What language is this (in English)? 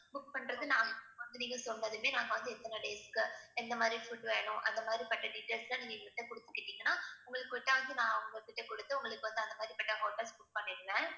Tamil